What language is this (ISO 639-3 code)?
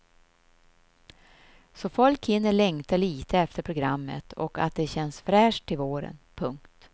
swe